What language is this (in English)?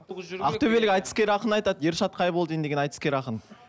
Kazakh